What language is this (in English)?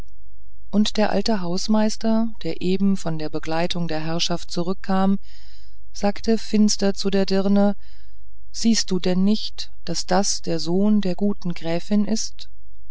German